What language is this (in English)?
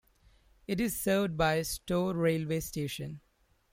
English